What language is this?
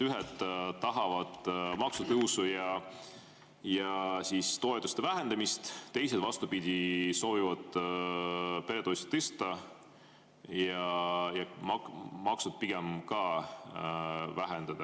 Estonian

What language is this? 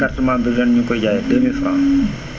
Wolof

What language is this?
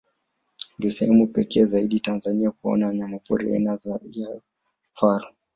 Swahili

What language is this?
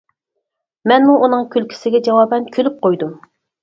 Uyghur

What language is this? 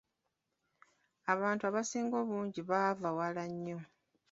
Ganda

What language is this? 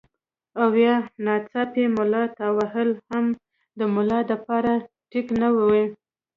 Pashto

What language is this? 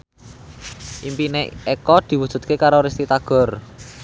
Javanese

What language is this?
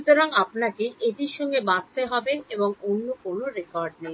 Bangla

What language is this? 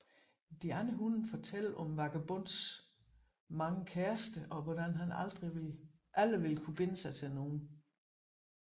Danish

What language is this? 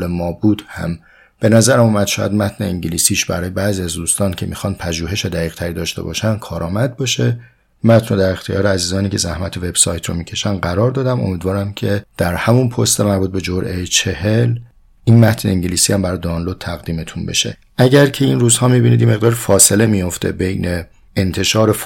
Persian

